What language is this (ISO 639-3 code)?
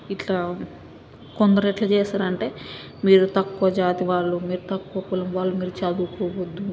tel